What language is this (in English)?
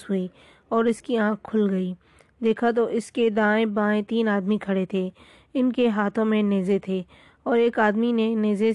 Urdu